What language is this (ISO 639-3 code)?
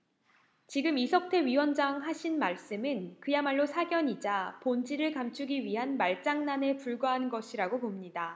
kor